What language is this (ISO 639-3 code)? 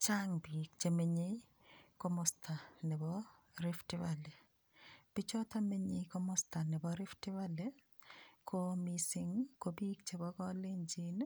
kln